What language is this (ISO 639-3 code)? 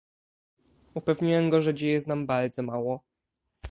pol